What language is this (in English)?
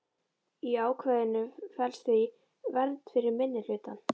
Icelandic